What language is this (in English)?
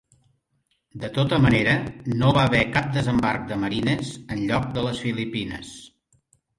Catalan